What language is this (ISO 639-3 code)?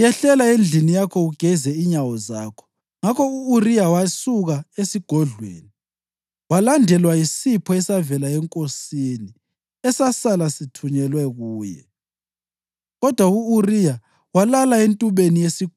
nde